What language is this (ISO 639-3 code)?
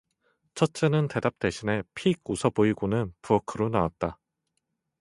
kor